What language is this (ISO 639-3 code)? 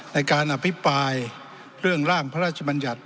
tha